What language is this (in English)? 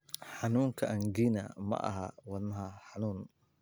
Somali